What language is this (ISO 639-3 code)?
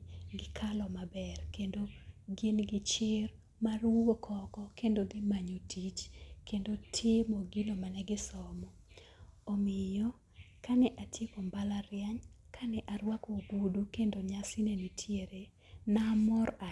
luo